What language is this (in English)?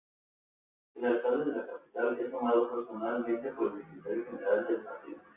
Spanish